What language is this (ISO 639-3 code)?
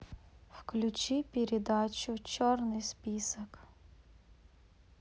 rus